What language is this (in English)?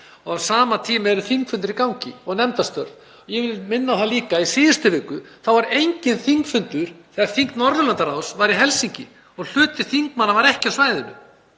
Icelandic